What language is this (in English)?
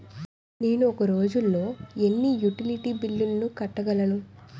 Telugu